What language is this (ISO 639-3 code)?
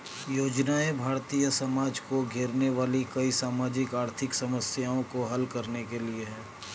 hin